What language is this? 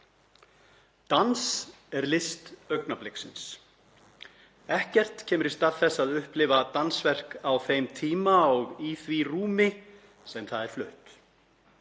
Icelandic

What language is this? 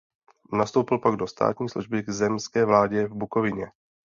Czech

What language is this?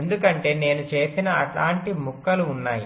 Telugu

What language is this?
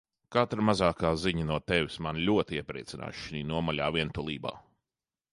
Latvian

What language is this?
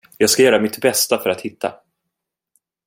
Swedish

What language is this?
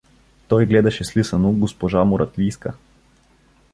Bulgarian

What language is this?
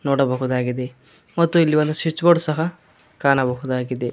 Kannada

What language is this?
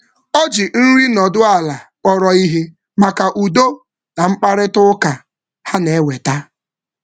Igbo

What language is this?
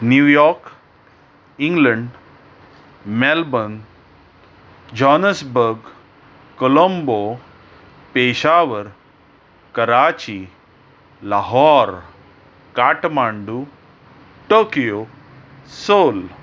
Konkani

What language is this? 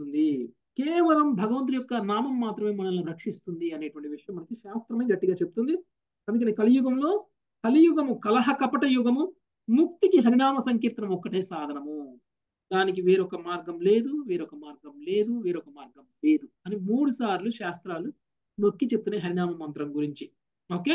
Telugu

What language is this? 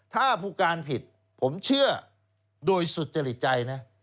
Thai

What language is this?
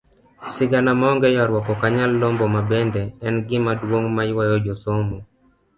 Luo (Kenya and Tanzania)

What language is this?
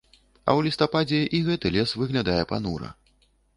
Belarusian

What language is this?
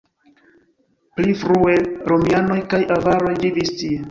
Esperanto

